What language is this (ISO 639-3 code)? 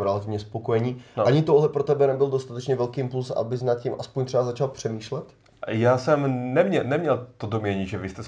ces